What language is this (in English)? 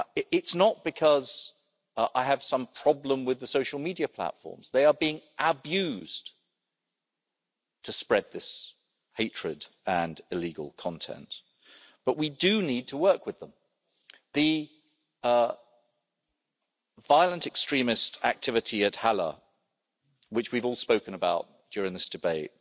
English